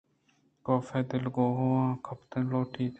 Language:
Eastern Balochi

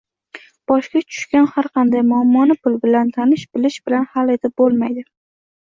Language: Uzbek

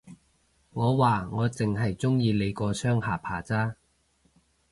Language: Cantonese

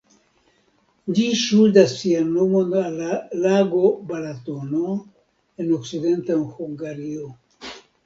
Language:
Esperanto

